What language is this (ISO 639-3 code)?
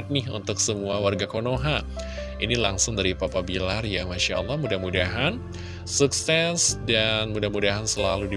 ind